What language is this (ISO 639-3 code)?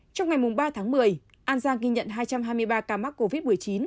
vie